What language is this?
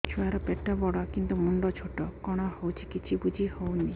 Odia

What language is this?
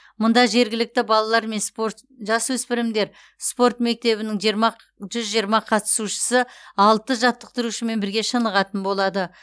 Kazakh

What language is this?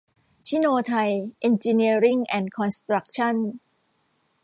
Thai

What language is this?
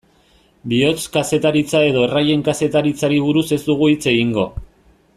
Basque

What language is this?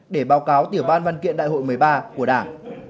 Vietnamese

